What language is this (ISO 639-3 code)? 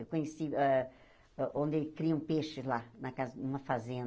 por